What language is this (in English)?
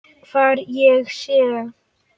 Icelandic